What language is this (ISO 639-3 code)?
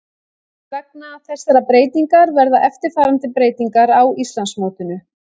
isl